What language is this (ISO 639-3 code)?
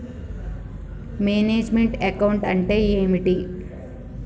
tel